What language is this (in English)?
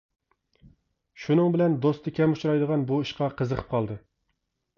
Uyghur